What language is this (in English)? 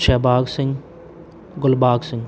Punjabi